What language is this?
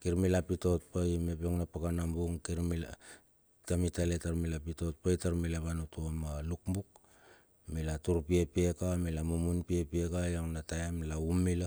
Bilur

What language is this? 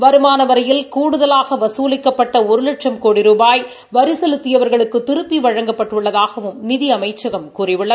Tamil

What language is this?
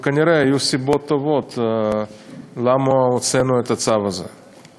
Hebrew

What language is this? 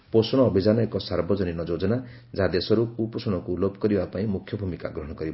Odia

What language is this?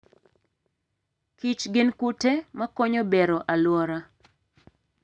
Luo (Kenya and Tanzania)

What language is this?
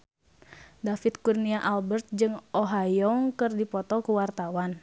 Sundanese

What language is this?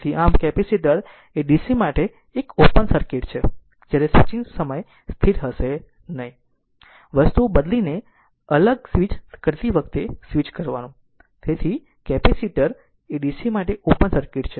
Gujarati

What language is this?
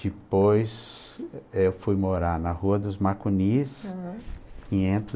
Portuguese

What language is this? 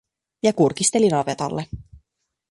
Finnish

